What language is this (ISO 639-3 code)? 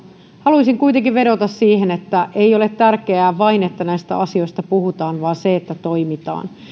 fin